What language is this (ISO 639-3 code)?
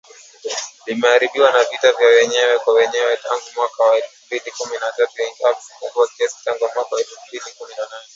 swa